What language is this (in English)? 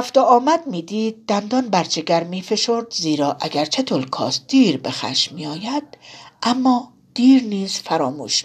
Persian